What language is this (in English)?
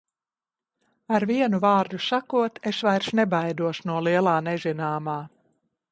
Latvian